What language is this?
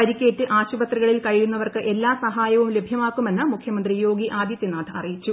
Malayalam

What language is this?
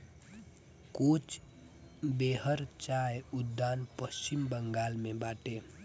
Bhojpuri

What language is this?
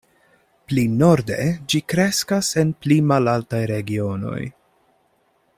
Esperanto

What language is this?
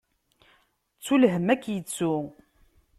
Kabyle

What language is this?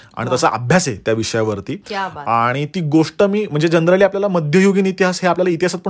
Marathi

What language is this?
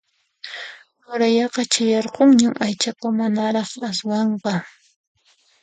Puno Quechua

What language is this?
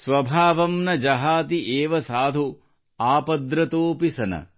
Kannada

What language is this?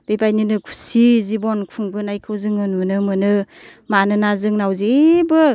Bodo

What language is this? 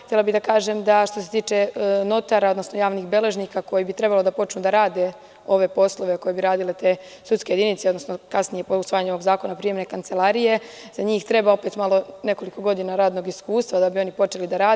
Serbian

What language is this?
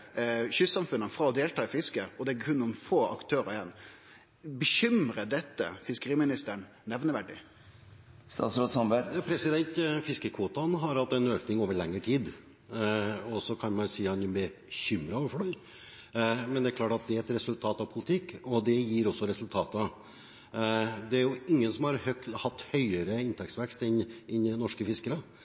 Norwegian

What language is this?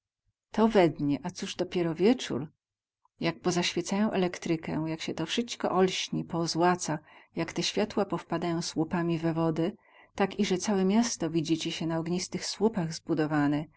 Polish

